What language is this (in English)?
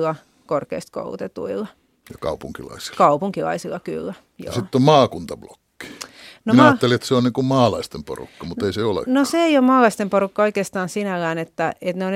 Finnish